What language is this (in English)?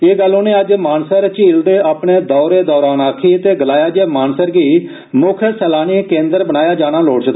Dogri